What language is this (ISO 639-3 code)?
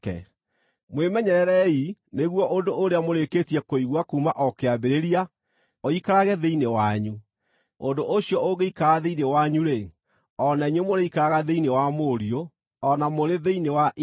kik